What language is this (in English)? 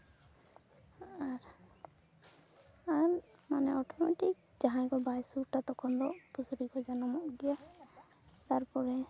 Santali